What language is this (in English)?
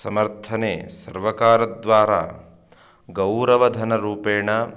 Sanskrit